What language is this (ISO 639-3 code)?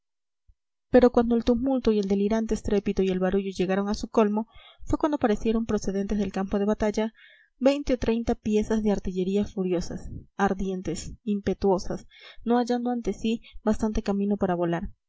spa